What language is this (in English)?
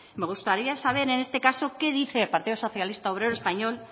Spanish